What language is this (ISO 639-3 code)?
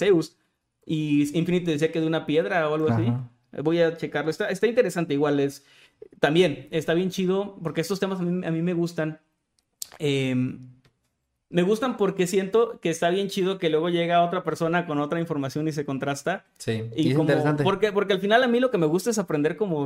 spa